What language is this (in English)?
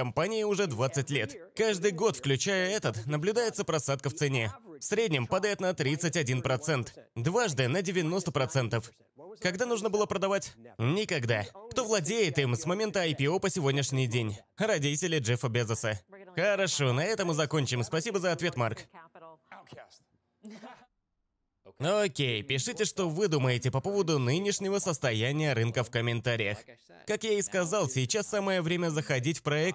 Russian